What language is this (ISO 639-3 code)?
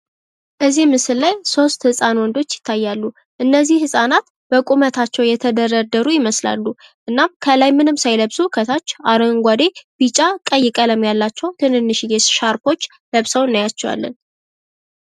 amh